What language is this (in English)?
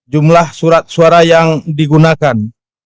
Indonesian